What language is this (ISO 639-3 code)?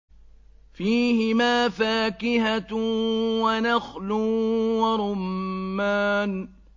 ara